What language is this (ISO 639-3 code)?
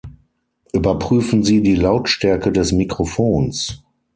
deu